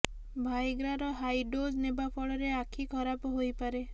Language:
Odia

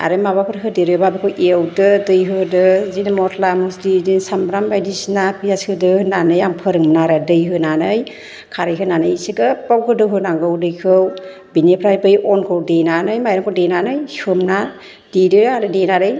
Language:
Bodo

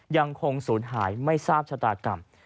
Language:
Thai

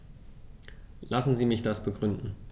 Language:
German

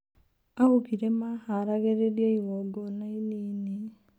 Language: Kikuyu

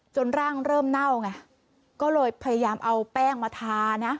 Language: Thai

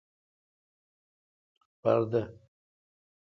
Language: Kalkoti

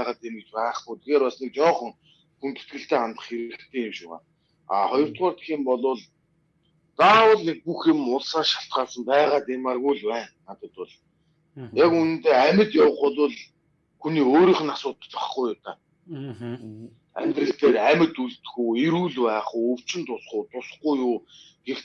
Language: Turkish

